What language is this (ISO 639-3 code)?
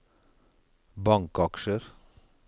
nor